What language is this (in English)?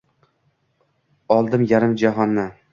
Uzbek